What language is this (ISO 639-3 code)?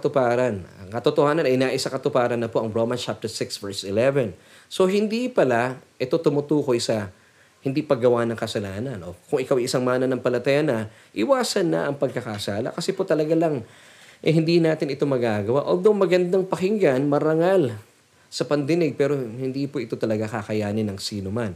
fil